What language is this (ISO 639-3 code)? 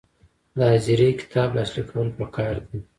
pus